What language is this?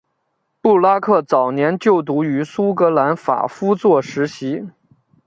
Chinese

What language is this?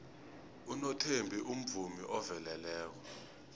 South Ndebele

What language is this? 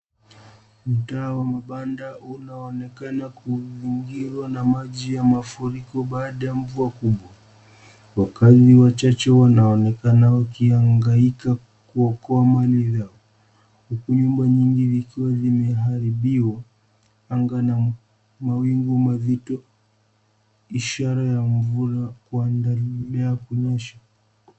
Swahili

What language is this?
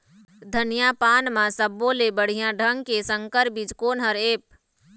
Chhattisgarhi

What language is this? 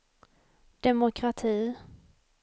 Swedish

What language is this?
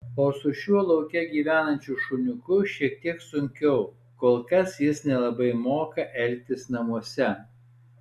Lithuanian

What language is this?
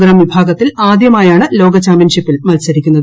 Malayalam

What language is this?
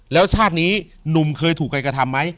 Thai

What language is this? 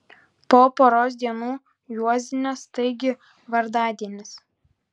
Lithuanian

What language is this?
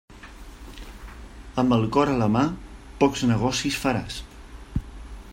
Catalan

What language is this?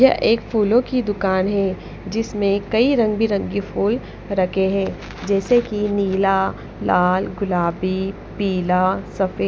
Hindi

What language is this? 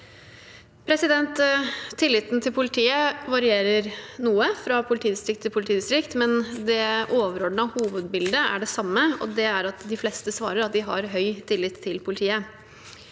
Norwegian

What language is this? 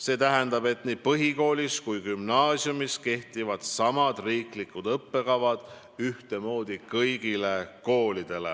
Estonian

